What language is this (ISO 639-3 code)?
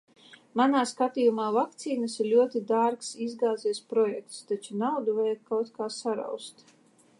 lav